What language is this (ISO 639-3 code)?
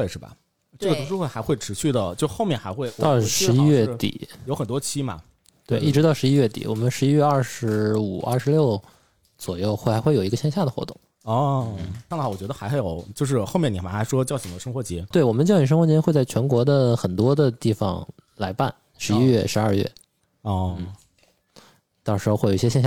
zho